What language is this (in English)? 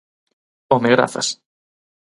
Galician